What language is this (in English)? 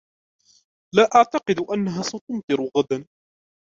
Arabic